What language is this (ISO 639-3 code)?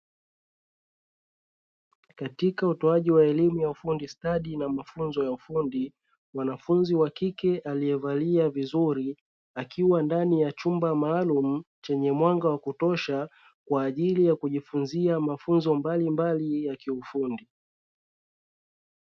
swa